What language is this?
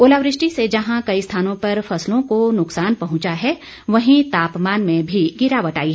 Hindi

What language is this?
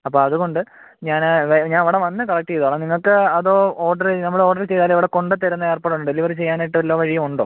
Malayalam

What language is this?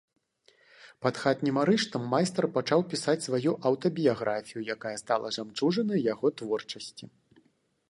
Belarusian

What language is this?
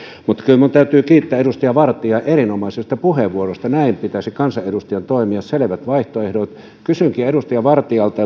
Finnish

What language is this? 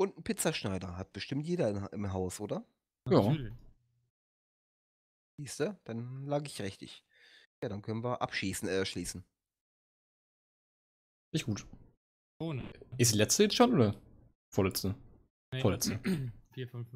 German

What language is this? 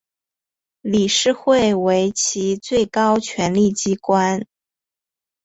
Chinese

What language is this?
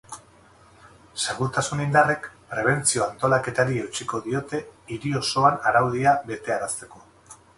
Basque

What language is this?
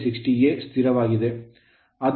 Kannada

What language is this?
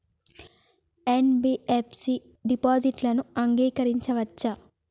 Telugu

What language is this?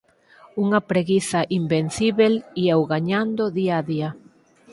Galician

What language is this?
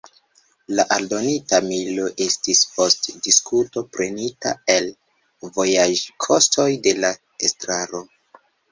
Esperanto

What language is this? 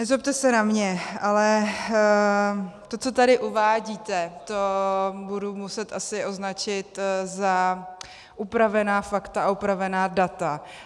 Czech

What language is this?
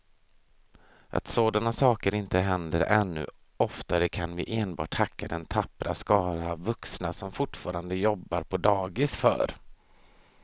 Swedish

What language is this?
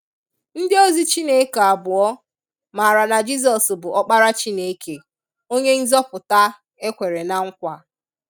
Igbo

